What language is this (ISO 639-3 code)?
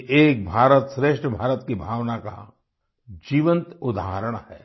hin